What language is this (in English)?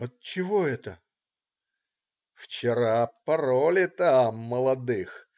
Russian